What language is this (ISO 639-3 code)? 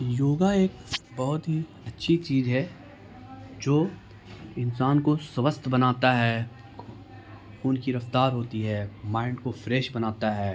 urd